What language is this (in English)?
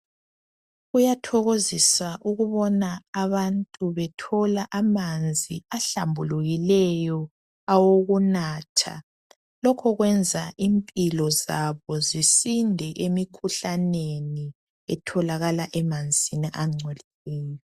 North Ndebele